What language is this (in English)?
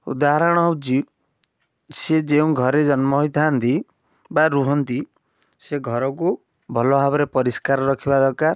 Odia